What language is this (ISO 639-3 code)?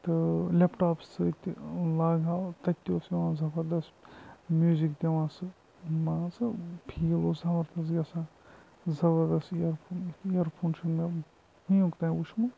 kas